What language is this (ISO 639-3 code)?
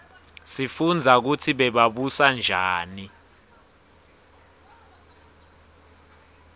ssw